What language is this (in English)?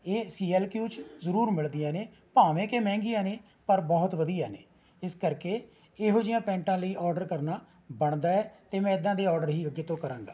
Punjabi